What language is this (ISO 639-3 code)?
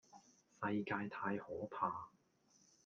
yue